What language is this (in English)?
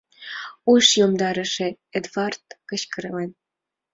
Mari